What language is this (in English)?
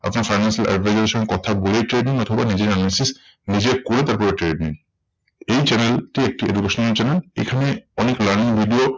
Bangla